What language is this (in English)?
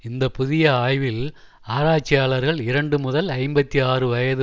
Tamil